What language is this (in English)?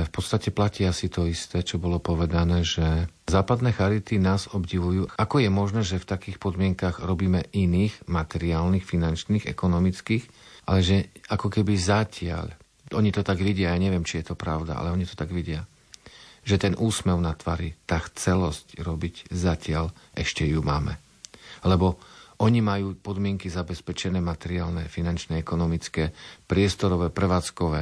Slovak